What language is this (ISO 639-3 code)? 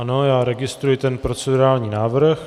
ces